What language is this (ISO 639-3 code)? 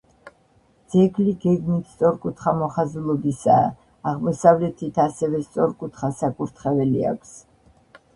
kat